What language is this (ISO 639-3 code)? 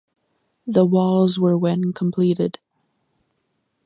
eng